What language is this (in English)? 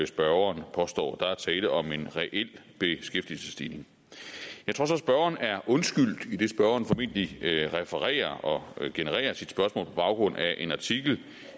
Danish